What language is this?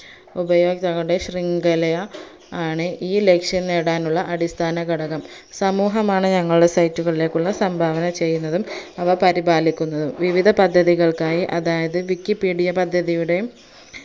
Malayalam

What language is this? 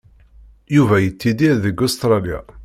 Kabyle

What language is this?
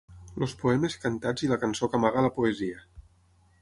Catalan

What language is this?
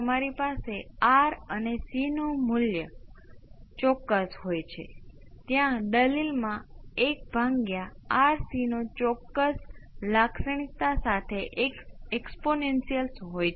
Gujarati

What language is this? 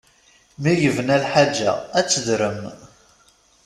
Kabyle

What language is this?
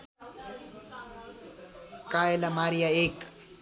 Nepali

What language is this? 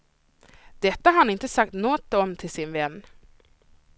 Swedish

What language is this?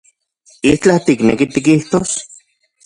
Central Puebla Nahuatl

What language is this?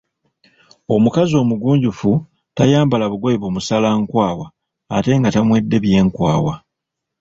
Ganda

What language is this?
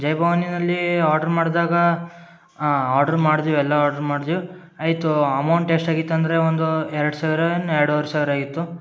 Kannada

